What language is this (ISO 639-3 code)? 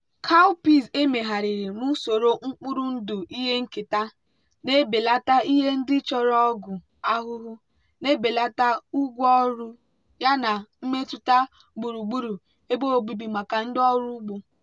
ibo